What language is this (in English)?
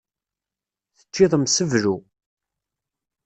Kabyle